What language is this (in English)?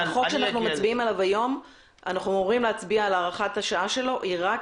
Hebrew